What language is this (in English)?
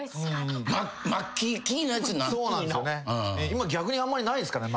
Japanese